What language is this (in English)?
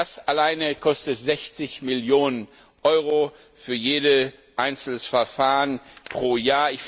German